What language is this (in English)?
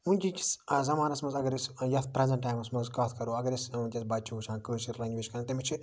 Kashmiri